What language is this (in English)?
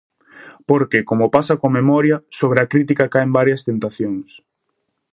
Galician